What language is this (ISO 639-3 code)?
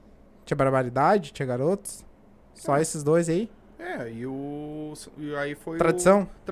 por